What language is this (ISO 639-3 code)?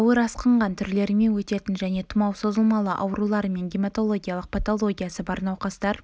kaz